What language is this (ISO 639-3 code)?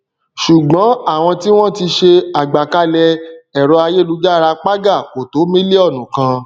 yor